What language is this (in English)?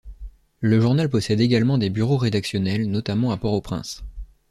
French